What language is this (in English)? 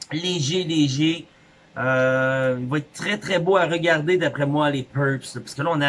French